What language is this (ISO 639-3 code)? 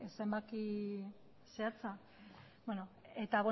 eus